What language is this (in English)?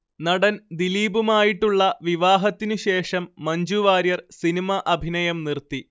Malayalam